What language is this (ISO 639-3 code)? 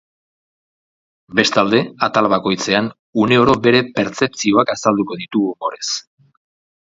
eus